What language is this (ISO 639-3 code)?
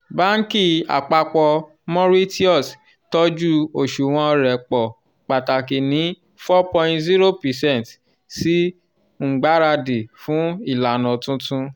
yor